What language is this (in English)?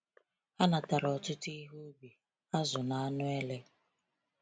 Igbo